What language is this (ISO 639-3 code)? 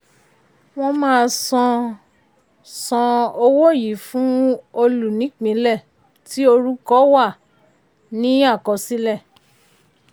yor